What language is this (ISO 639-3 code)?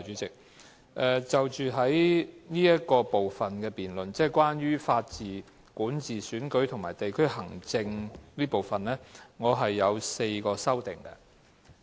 yue